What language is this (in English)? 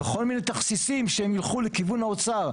Hebrew